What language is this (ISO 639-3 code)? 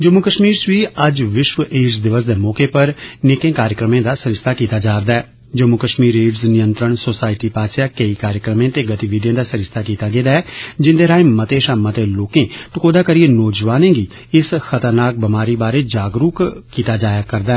doi